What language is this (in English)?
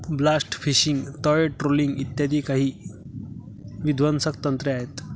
Marathi